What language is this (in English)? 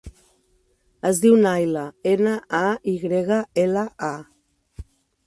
Catalan